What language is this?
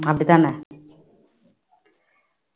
Tamil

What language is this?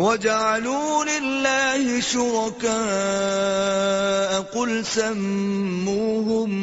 Urdu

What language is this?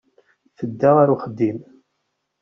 Kabyle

